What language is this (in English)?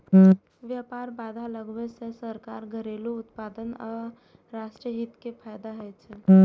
Maithili